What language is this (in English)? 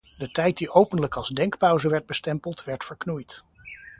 Dutch